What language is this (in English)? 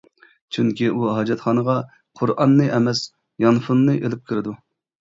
Uyghur